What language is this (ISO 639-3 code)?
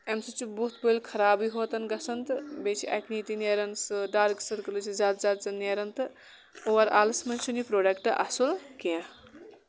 kas